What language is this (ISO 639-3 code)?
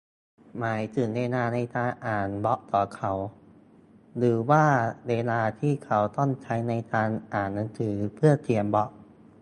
tha